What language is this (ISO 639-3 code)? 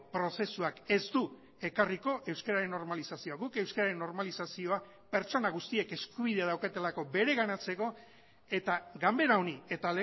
eus